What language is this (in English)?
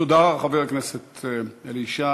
Hebrew